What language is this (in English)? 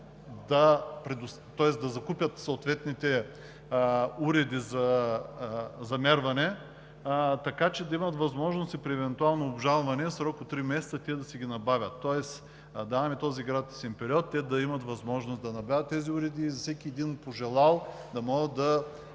Bulgarian